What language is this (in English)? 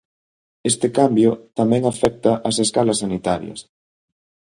Galician